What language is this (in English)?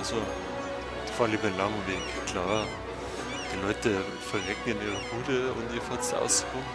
German